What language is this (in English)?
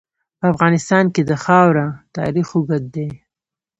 Pashto